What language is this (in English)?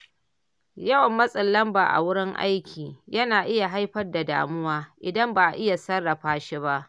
Hausa